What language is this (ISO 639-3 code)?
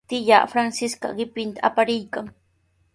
qws